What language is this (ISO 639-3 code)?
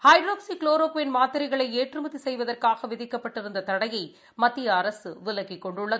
tam